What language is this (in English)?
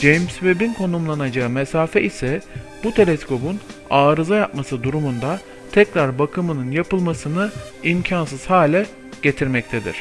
Turkish